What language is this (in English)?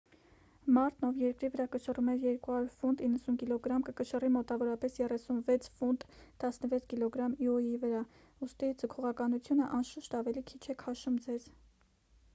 Armenian